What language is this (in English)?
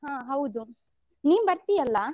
Kannada